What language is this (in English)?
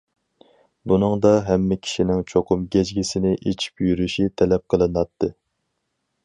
Uyghur